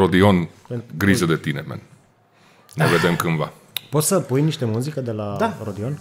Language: Romanian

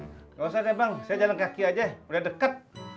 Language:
Indonesian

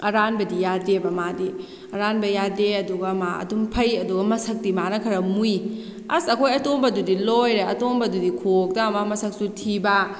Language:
Manipuri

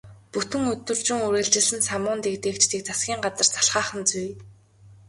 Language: Mongolian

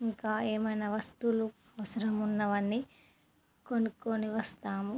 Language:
Telugu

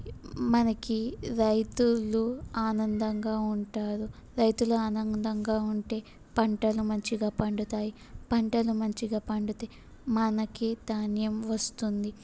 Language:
Telugu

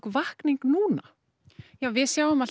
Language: Icelandic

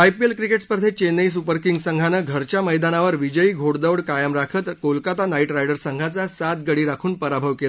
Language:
Marathi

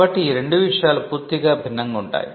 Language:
Telugu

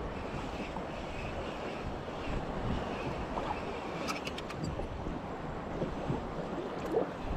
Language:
Malay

